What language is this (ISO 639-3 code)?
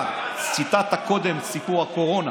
heb